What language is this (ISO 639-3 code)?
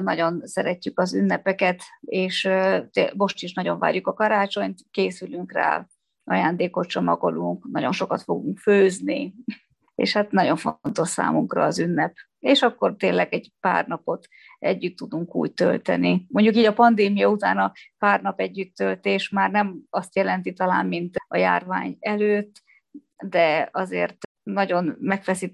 hun